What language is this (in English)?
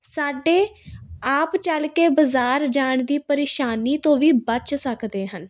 Punjabi